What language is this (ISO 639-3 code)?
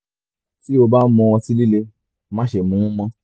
yor